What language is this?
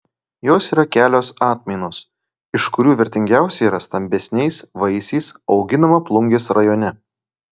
Lithuanian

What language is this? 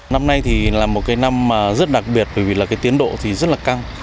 Vietnamese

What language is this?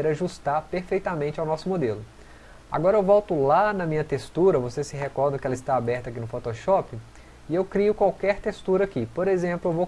Portuguese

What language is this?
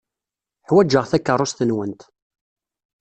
Kabyle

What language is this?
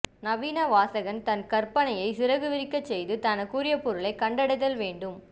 Tamil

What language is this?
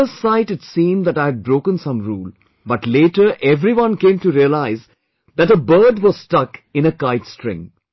English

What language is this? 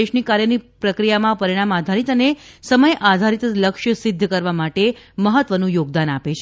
Gujarati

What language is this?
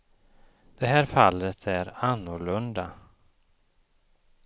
Swedish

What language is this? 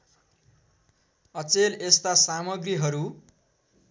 Nepali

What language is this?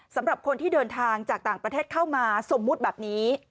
Thai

